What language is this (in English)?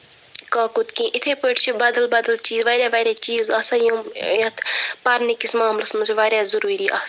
Kashmiri